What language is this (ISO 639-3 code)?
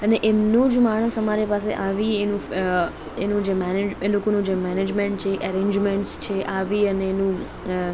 guj